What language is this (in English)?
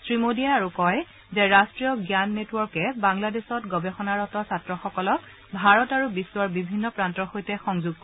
Assamese